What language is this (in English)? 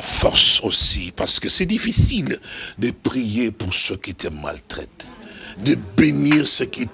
French